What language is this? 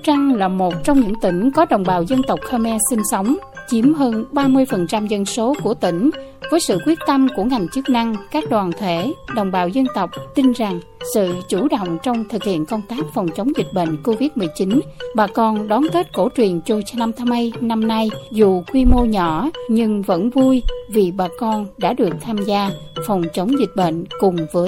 Vietnamese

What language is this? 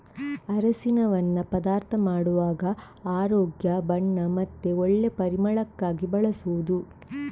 Kannada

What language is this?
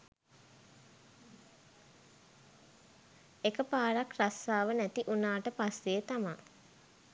Sinhala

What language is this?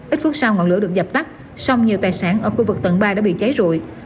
Vietnamese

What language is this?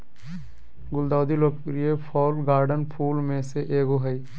Magahi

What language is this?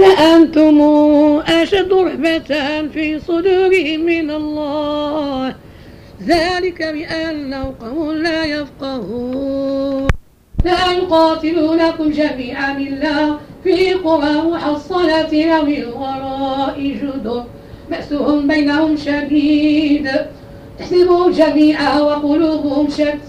Arabic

